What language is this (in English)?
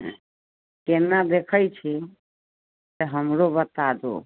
Maithili